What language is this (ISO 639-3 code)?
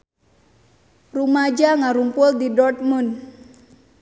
sun